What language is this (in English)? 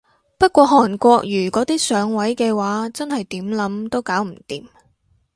Cantonese